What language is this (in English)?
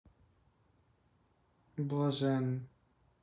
Russian